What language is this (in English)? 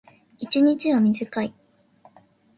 Japanese